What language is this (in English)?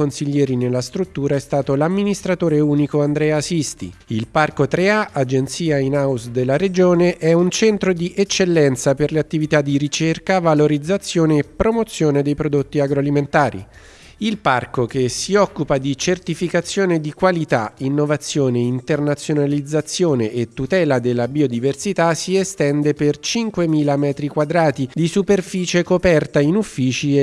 Italian